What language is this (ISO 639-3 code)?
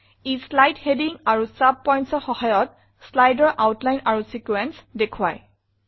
asm